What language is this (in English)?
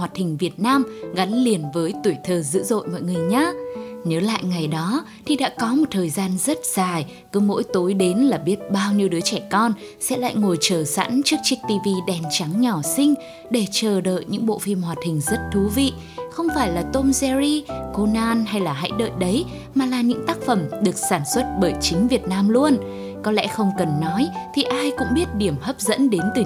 Vietnamese